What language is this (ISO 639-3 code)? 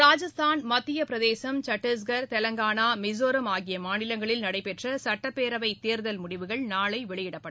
tam